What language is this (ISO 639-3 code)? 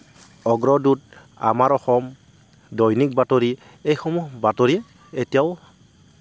asm